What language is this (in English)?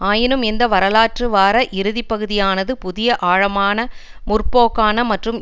Tamil